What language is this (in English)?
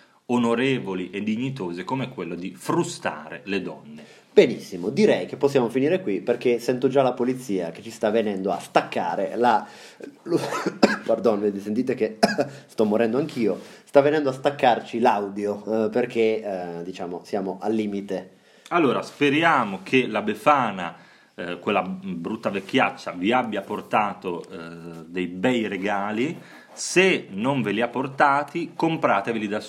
Italian